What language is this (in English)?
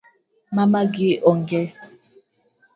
Luo (Kenya and Tanzania)